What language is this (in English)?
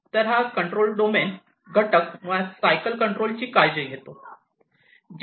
Marathi